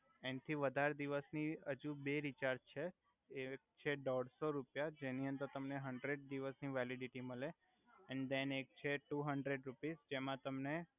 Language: Gujarati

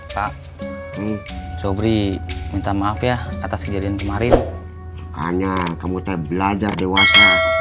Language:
Indonesian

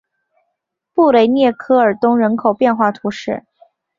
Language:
Chinese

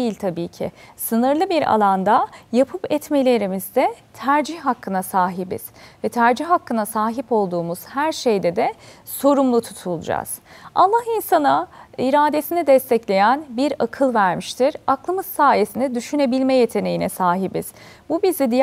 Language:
Turkish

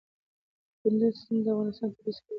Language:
Pashto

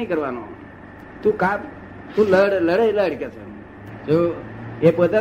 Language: Gujarati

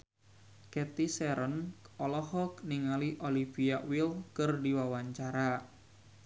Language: Sundanese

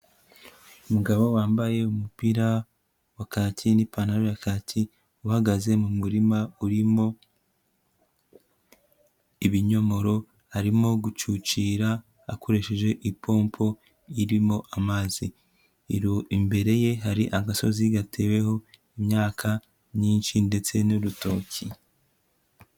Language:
Kinyarwanda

